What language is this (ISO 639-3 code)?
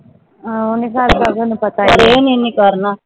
pan